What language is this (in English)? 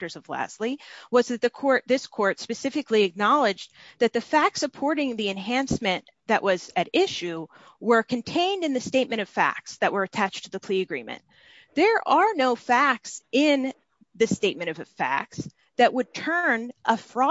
English